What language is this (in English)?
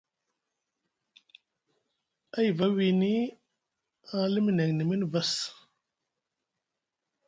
Musgu